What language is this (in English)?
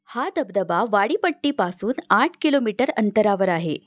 Marathi